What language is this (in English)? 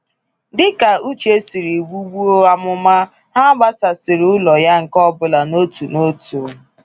Igbo